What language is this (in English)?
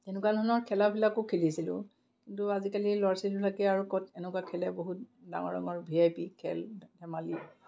Assamese